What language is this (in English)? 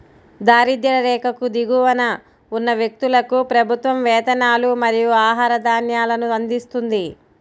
Telugu